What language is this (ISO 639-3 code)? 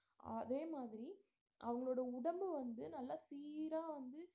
tam